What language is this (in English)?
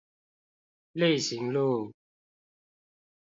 Chinese